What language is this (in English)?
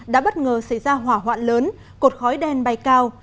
Vietnamese